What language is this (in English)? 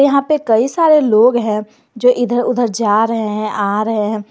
Hindi